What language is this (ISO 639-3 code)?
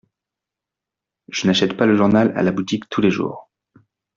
fra